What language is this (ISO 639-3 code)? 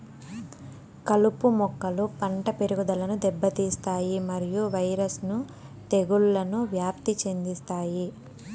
tel